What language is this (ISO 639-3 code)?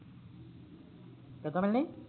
pan